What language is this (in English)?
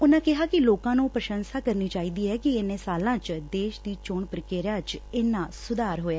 Punjabi